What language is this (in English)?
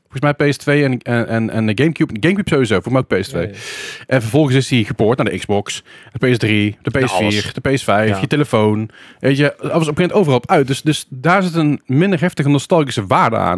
Dutch